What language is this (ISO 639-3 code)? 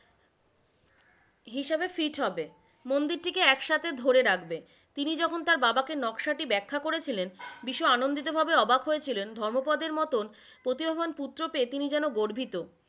ben